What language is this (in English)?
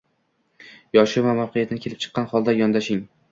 Uzbek